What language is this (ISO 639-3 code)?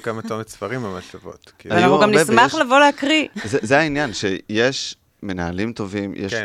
heb